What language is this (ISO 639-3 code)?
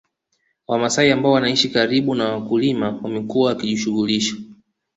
swa